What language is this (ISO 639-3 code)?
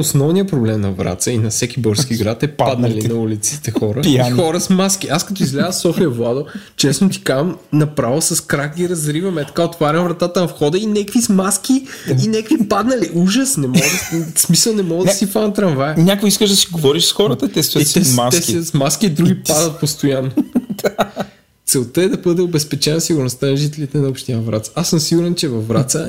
bul